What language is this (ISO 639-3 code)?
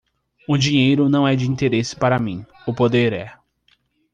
por